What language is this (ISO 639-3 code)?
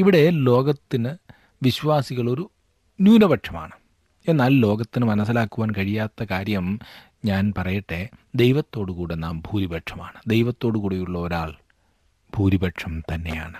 mal